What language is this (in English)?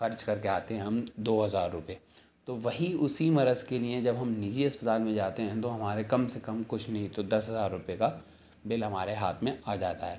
Urdu